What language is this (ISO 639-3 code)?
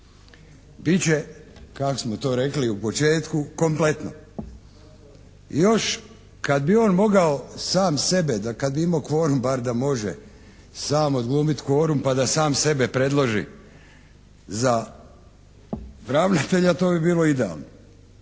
hrv